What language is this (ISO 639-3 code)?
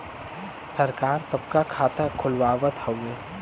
bho